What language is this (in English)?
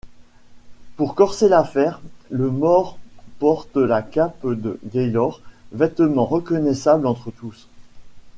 French